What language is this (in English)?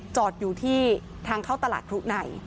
Thai